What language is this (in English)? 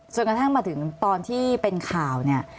Thai